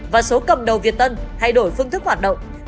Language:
Vietnamese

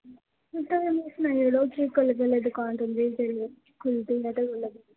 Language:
Dogri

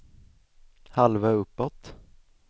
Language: Swedish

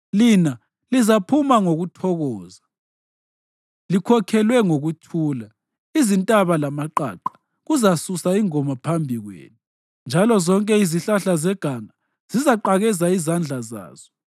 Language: North Ndebele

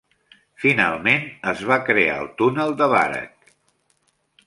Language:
Catalan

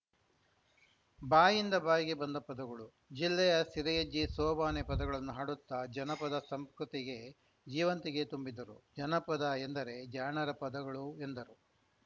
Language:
Kannada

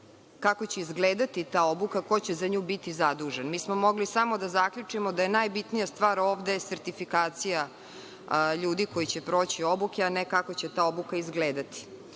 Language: Serbian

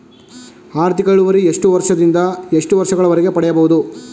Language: Kannada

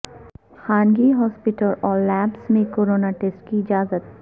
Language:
Urdu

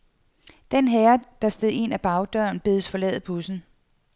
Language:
Danish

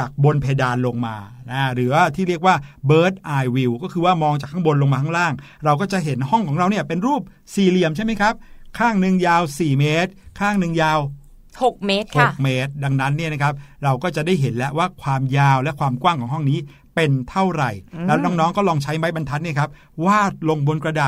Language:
Thai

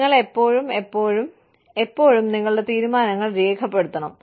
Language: Malayalam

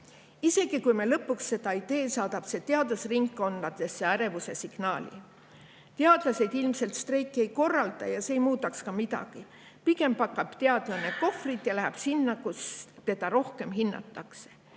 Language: Estonian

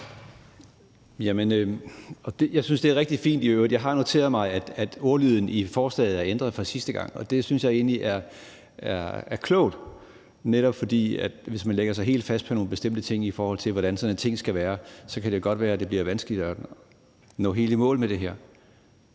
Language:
Danish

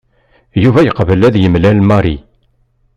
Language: Kabyle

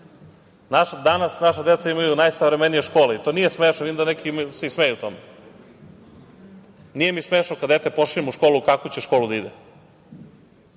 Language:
Serbian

